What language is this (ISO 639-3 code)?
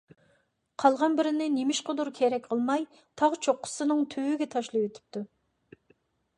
uig